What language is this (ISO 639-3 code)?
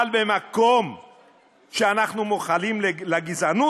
heb